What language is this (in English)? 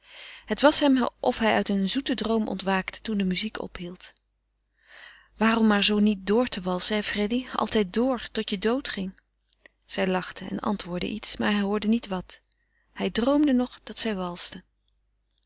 Dutch